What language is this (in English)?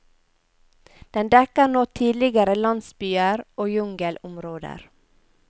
Norwegian